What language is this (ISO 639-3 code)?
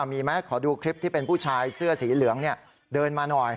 tha